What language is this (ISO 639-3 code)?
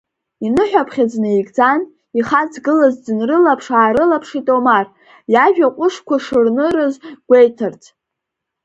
abk